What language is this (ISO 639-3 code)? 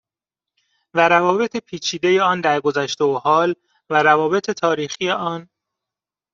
fas